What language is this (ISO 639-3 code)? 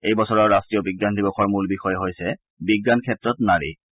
asm